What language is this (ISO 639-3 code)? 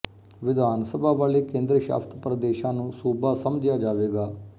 pan